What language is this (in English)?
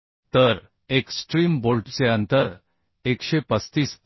Marathi